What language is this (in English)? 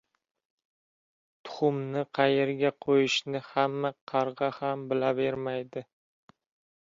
Uzbek